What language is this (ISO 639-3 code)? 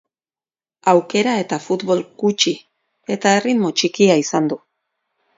eus